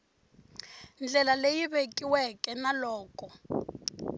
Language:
Tsonga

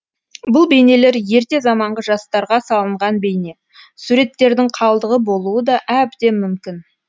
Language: Kazakh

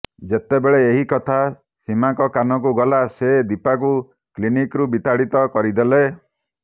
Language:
Odia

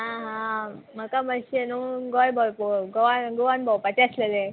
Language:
Konkani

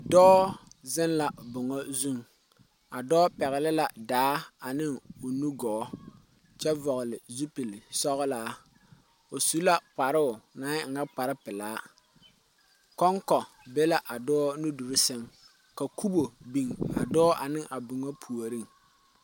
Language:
Southern Dagaare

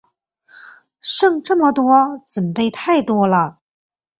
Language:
Chinese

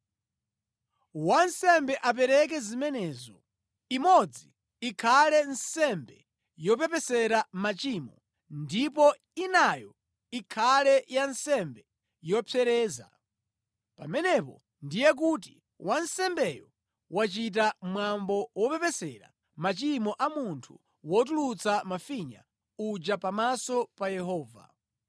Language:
Nyanja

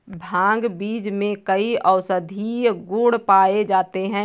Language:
Hindi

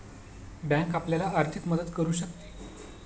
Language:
Marathi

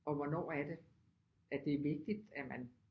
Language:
Danish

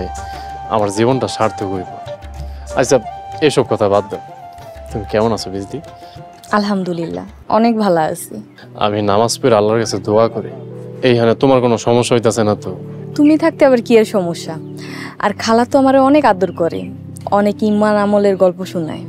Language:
Bangla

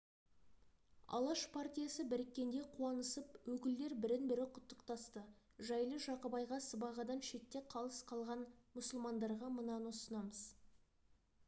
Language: Kazakh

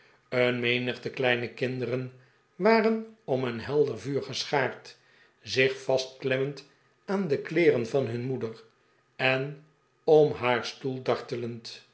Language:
Dutch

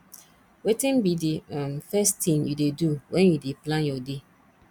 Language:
Nigerian Pidgin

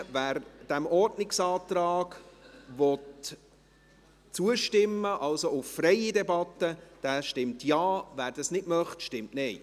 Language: Swiss German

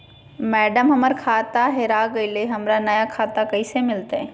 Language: Magahi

